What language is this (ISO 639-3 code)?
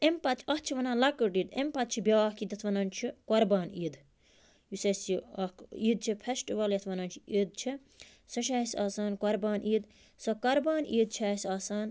kas